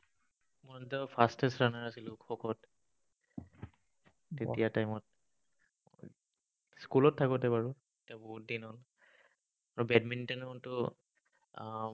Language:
Assamese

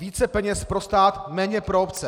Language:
Czech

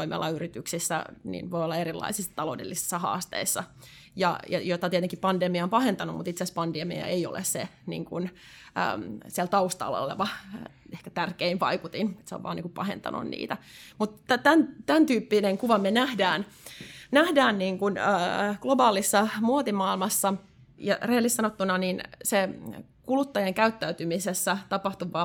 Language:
Finnish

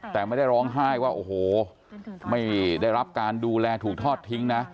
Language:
Thai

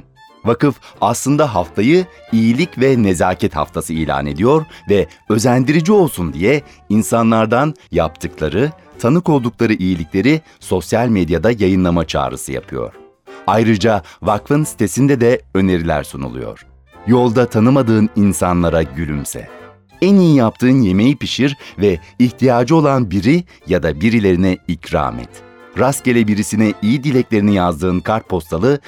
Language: Turkish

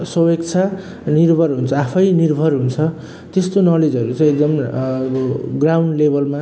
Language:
Nepali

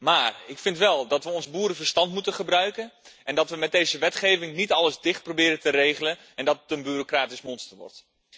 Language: Dutch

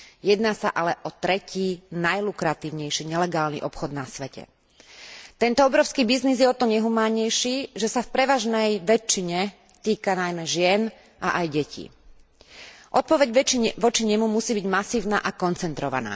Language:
Slovak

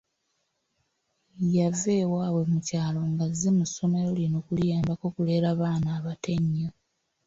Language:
Ganda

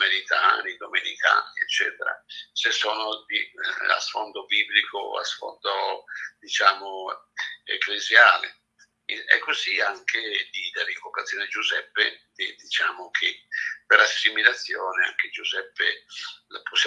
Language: Italian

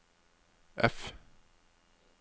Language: Norwegian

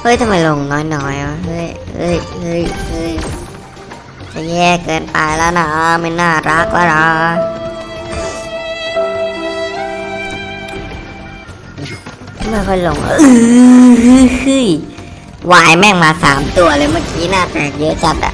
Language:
Thai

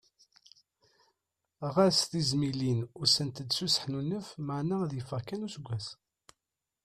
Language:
Kabyle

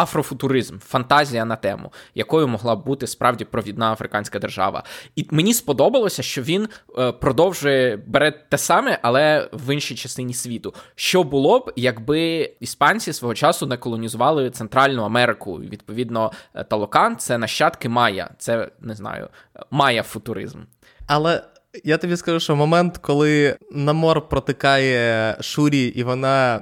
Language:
Ukrainian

